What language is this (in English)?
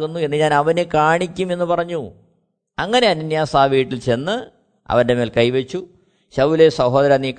Malayalam